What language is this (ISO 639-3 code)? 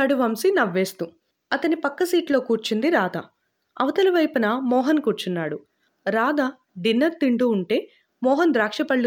tel